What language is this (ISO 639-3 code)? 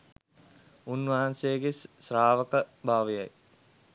sin